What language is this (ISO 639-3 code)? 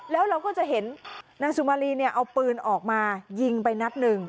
tha